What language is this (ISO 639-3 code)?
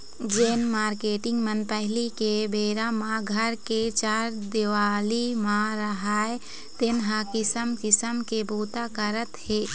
hne